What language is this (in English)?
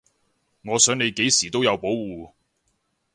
Cantonese